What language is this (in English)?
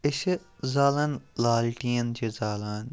Kashmiri